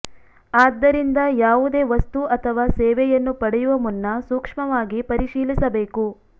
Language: Kannada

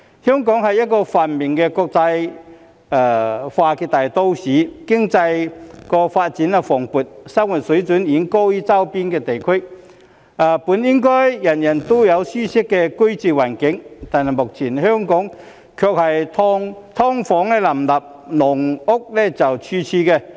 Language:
Cantonese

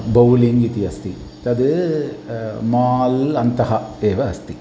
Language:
Sanskrit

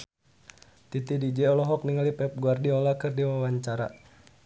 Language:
Sundanese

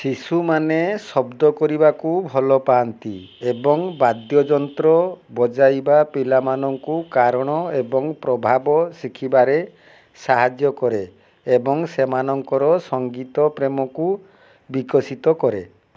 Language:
Odia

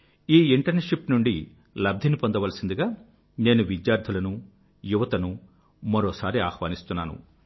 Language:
Telugu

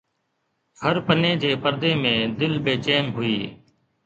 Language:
Sindhi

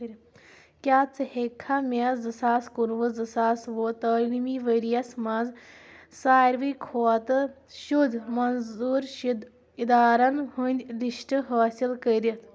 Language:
Kashmiri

